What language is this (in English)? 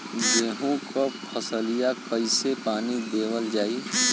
Bhojpuri